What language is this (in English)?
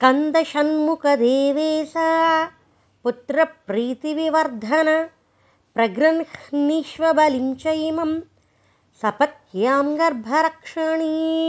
Telugu